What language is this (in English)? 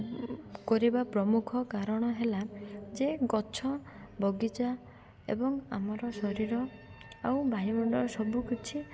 Odia